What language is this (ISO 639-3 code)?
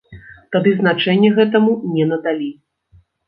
bel